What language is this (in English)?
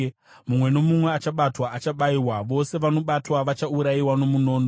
Shona